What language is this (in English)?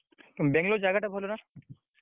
Odia